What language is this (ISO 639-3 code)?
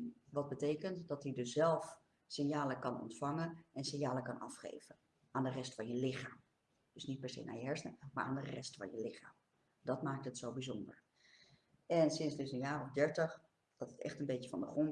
nld